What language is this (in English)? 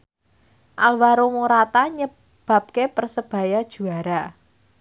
Javanese